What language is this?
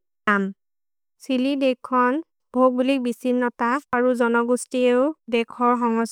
Maria (India)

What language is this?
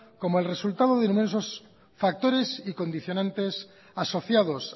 Spanish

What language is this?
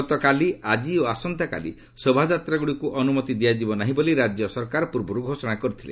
Odia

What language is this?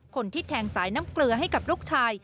Thai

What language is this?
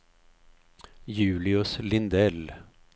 Swedish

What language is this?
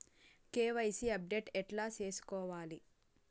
Telugu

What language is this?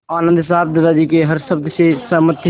Hindi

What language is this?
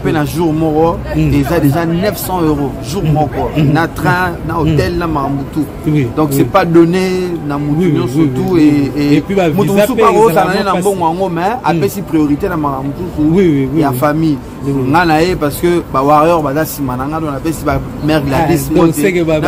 French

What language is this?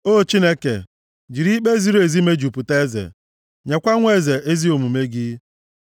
Igbo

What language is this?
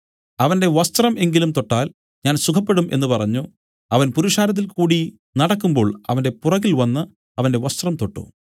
Malayalam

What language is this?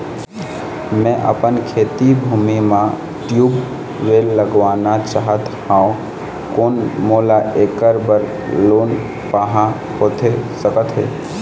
Chhattisgarhi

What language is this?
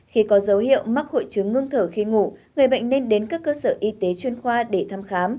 Vietnamese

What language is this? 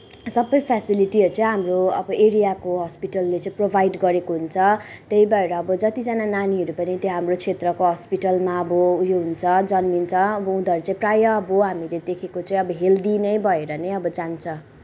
Nepali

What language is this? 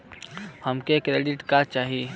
Bhojpuri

